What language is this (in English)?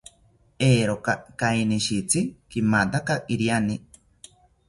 South Ucayali Ashéninka